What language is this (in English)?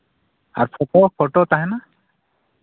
Santali